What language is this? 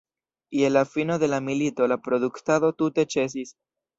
Esperanto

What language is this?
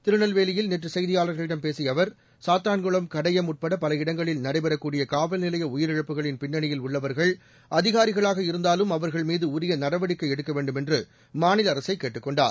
Tamil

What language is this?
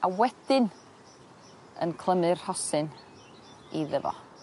Welsh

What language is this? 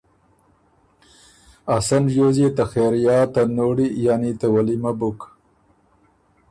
Ormuri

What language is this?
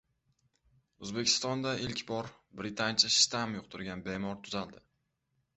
Uzbek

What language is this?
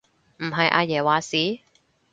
Cantonese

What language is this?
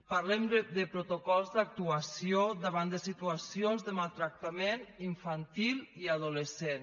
Catalan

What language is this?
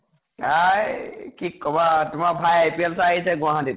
Assamese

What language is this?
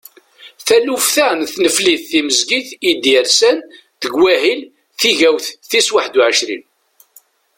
Kabyle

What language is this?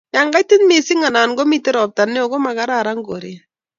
Kalenjin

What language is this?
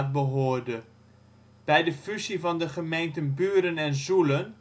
Dutch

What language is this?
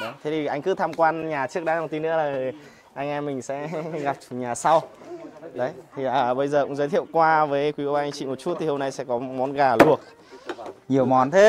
Vietnamese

